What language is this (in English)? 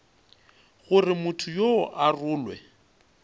Northern Sotho